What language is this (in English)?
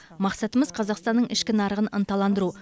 Kazakh